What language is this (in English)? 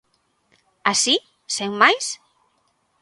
Galician